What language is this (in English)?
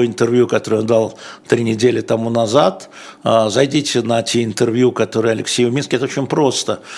Russian